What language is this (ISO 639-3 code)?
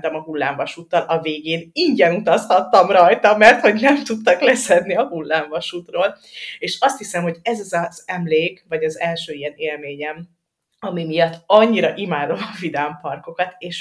hun